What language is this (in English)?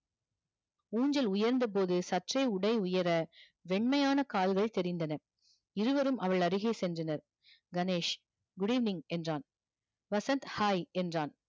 Tamil